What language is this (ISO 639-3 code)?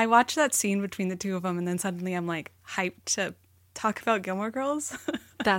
eng